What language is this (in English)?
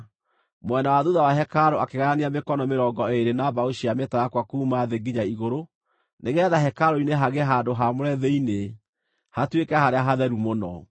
Kikuyu